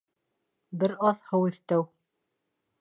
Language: Bashkir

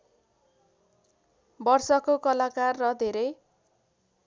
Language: Nepali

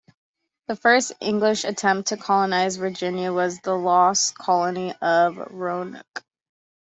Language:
English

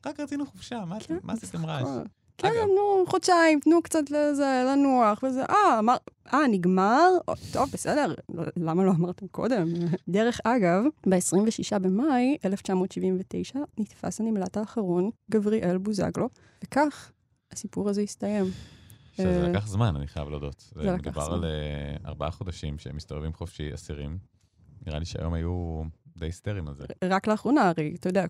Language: Hebrew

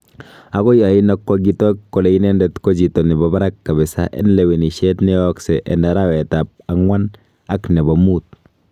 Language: Kalenjin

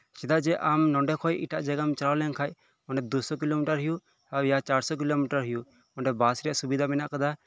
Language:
Santali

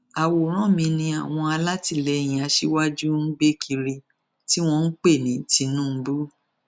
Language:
Yoruba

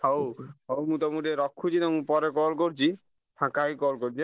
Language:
Odia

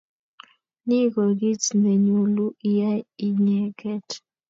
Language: Kalenjin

